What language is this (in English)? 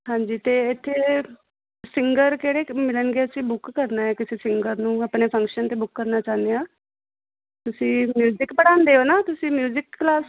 Punjabi